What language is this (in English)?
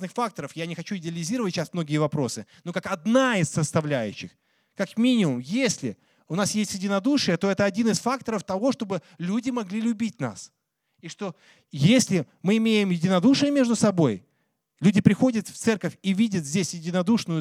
Russian